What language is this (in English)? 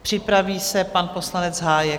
Czech